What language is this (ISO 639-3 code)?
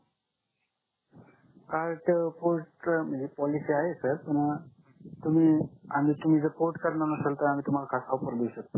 mar